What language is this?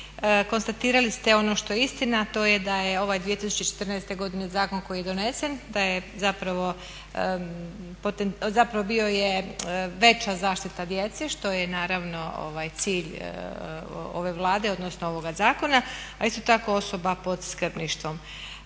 Croatian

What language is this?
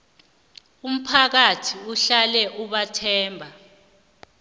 South Ndebele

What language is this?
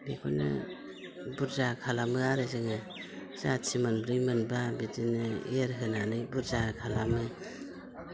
Bodo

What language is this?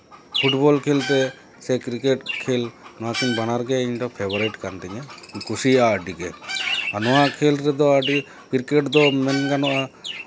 Santali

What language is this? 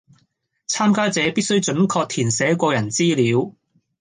Cantonese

